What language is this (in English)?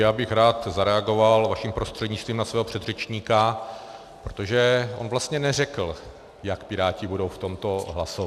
Czech